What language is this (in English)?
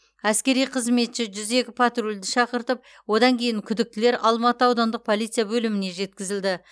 Kazakh